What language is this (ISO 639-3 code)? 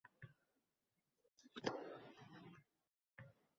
uzb